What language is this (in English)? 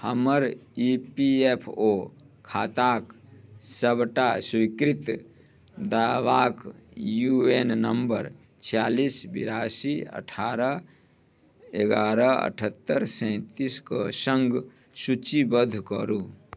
Maithili